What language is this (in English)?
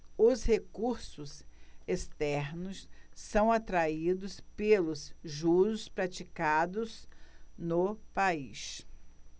Portuguese